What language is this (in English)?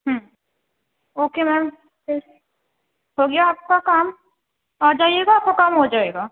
Urdu